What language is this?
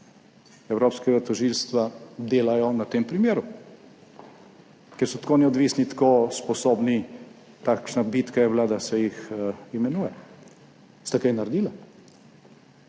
Slovenian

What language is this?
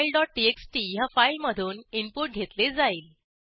Marathi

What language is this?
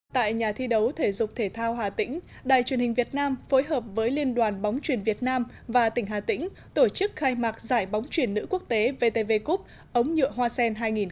Vietnamese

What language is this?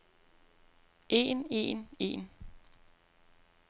Danish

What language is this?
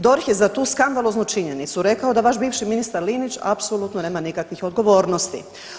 Croatian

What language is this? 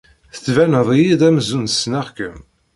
Kabyle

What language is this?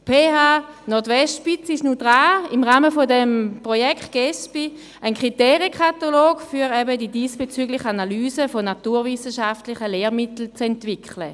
Swiss German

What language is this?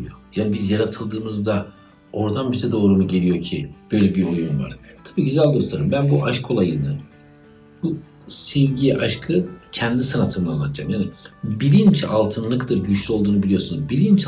Turkish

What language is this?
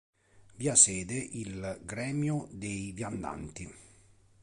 Italian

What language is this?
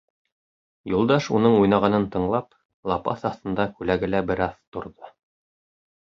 Bashkir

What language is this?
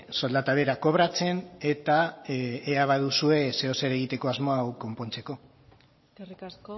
Basque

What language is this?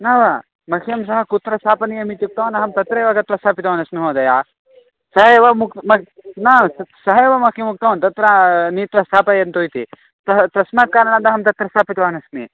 Sanskrit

